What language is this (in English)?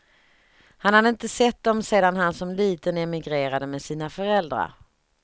Swedish